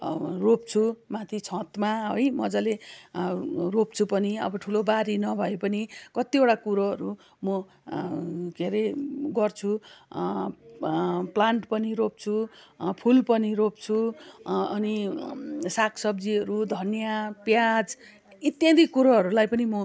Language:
Nepali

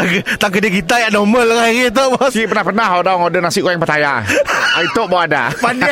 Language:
Malay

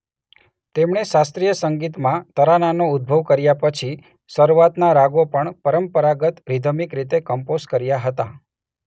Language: Gujarati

